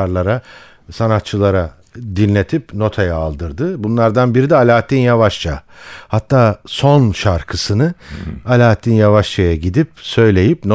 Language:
Turkish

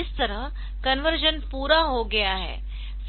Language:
Hindi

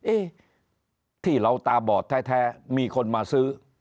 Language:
Thai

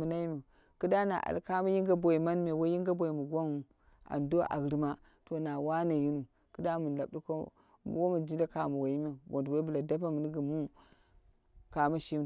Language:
Dera (Nigeria)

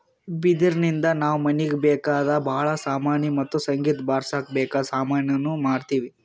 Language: Kannada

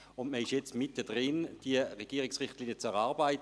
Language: Swiss German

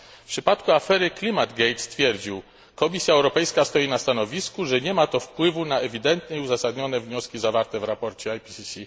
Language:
Polish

